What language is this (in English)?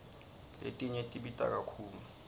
Swati